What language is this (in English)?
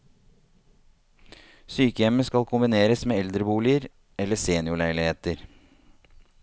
Norwegian